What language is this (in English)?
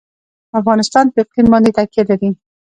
Pashto